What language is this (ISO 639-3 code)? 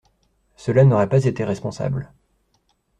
fra